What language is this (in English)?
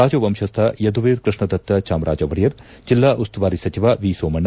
Kannada